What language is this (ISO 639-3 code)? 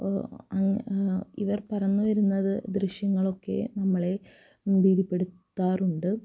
mal